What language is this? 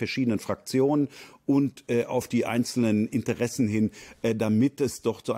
German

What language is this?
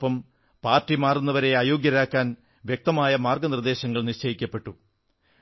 Malayalam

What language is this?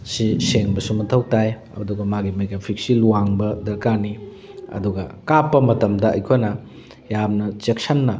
Manipuri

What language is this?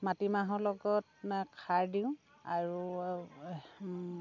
Assamese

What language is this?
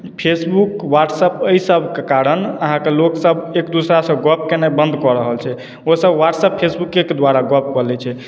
Maithili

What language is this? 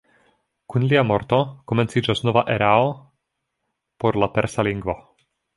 Esperanto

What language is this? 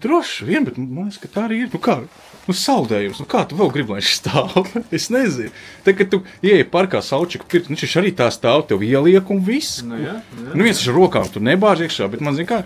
Latvian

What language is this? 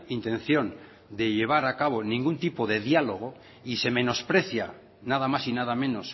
Spanish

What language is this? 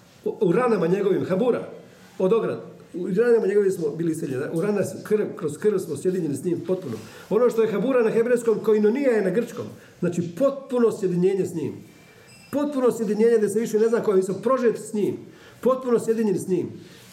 Croatian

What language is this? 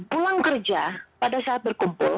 Indonesian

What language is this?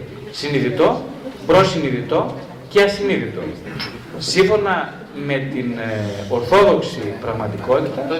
Greek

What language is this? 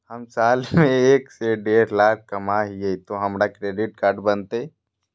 Magahi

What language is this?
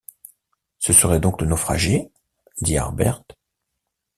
French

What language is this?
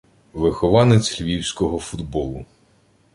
Ukrainian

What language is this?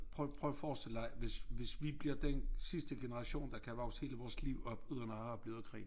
Danish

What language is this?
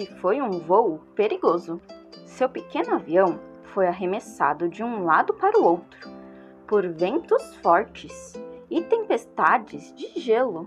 Portuguese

